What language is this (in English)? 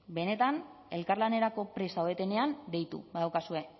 Basque